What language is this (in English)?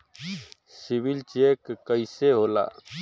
Bhojpuri